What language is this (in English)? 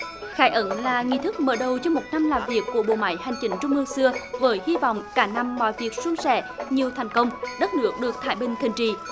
Vietnamese